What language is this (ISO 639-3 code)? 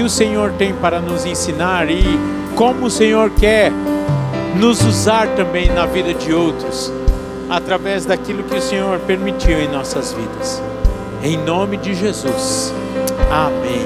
por